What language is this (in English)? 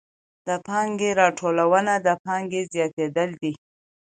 Pashto